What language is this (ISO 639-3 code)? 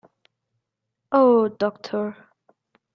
ita